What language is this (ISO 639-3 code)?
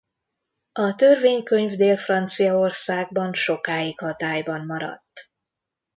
hun